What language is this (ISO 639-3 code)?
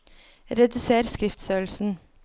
nor